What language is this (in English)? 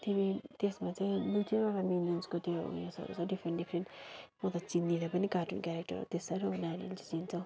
Nepali